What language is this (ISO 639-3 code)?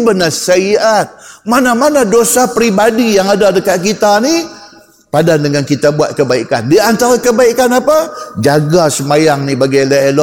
msa